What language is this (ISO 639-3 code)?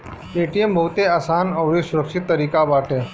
bho